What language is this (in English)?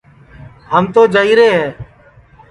Sansi